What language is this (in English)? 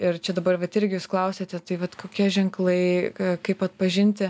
Lithuanian